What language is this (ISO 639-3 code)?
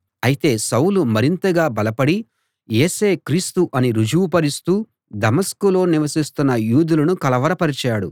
tel